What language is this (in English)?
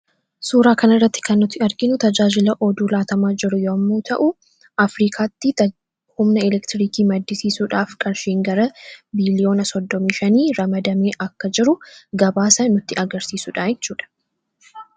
Oromo